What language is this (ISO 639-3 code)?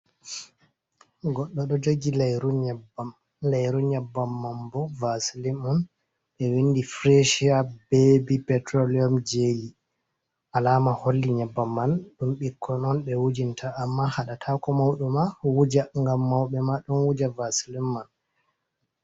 ful